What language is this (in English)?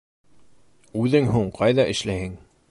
Bashkir